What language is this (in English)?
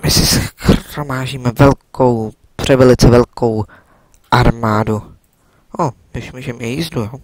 Czech